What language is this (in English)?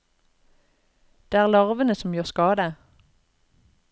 Norwegian